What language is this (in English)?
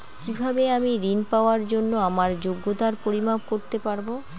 Bangla